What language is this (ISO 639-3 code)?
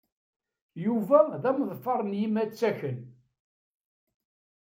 kab